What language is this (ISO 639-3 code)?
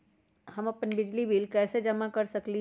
mag